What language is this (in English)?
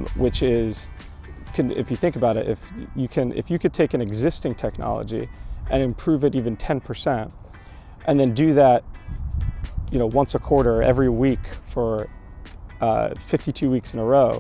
English